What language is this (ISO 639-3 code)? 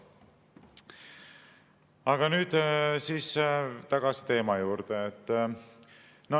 est